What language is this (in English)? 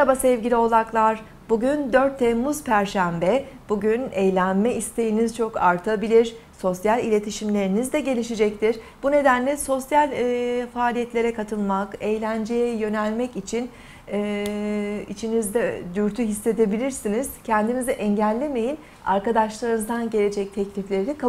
Turkish